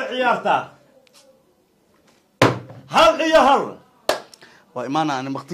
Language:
Arabic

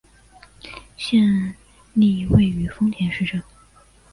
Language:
Chinese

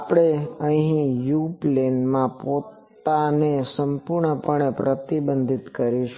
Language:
Gujarati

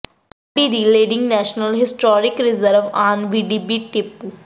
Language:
Punjabi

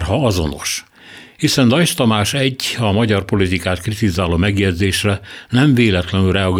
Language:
Hungarian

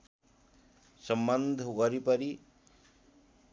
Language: Nepali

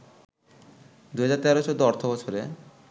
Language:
Bangla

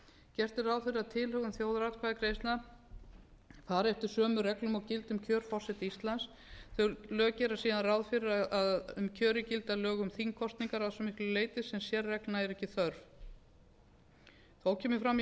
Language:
Icelandic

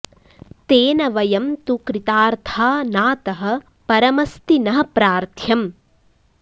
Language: Sanskrit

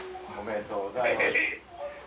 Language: Japanese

